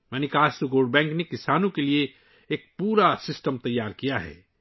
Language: Urdu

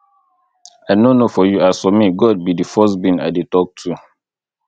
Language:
Nigerian Pidgin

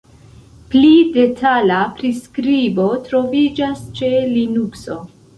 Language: Esperanto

